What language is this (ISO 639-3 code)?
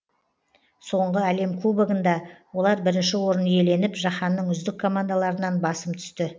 kaz